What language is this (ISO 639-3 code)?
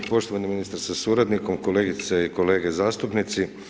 hrv